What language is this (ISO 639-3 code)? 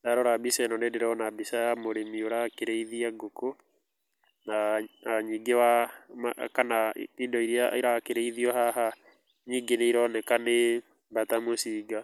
kik